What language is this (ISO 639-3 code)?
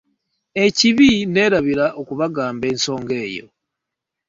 lug